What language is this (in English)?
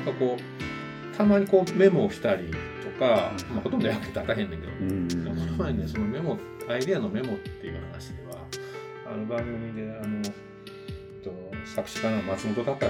Japanese